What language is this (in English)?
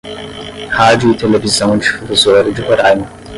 Portuguese